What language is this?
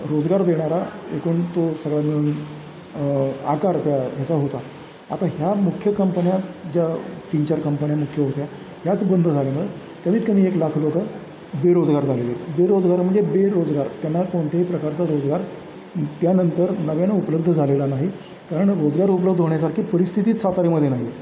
Marathi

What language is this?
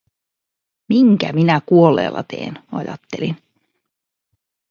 Finnish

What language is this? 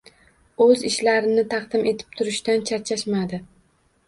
Uzbek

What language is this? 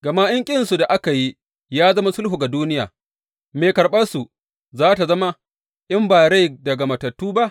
Hausa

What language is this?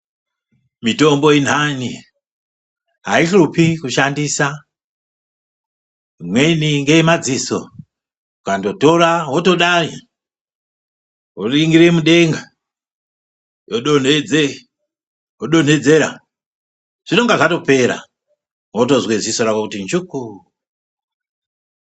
Ndau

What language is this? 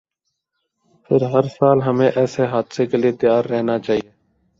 Urdu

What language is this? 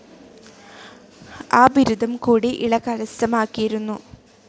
Malayalam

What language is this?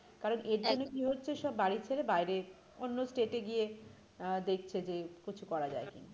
Bangla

